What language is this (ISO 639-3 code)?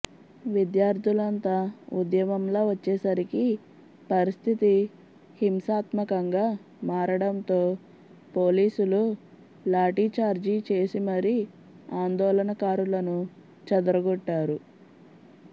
tel